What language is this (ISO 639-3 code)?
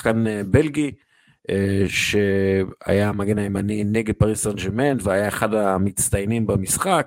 heb